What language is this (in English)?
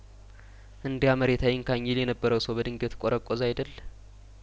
Amharic